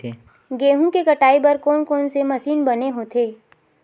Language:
Chhattisgarhi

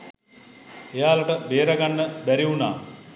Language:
Sinhala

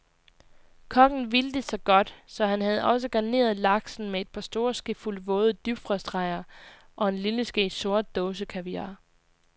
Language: Danish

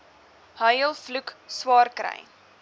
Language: Afrikaans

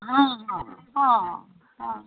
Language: Punjabi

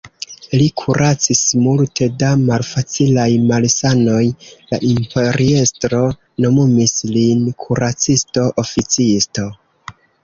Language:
Esperanto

